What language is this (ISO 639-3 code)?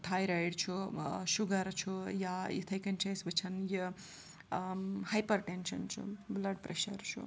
kas